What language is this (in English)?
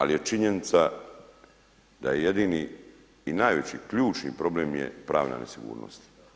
Croatian